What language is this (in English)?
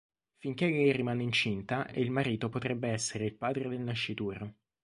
Italian